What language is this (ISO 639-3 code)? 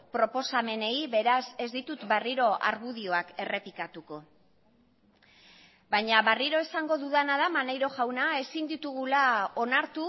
eus